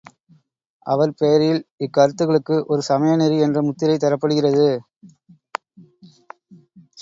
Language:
Tamil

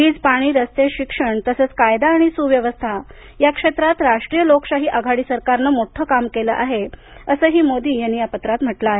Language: Marathi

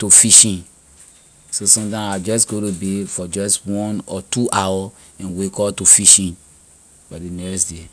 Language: Liberian English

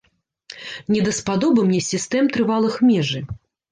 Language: Belarusian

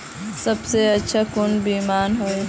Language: Magahi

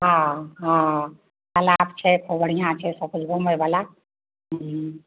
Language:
Maithili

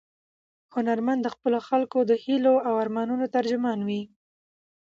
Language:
Pashto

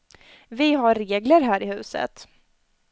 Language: Swedish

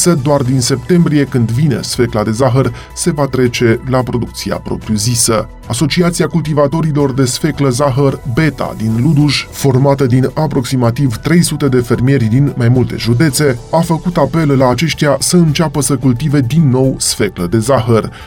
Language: Romanian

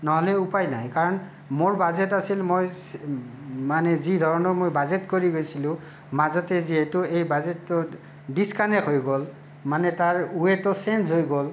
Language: Assamese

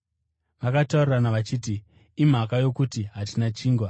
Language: Shona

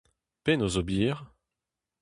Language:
Breton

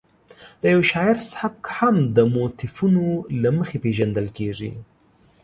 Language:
Pashto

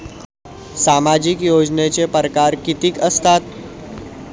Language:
Marathi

